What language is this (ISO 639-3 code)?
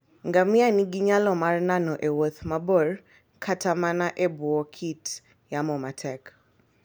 luo